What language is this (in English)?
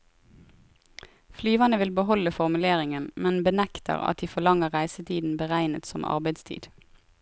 Norwegian